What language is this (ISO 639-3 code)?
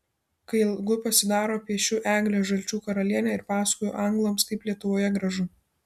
lit